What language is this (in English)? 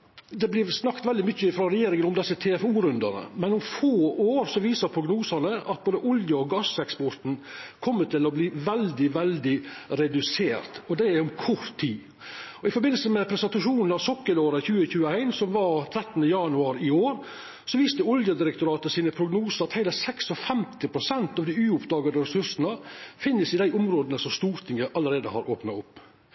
Norwegian Nynorsk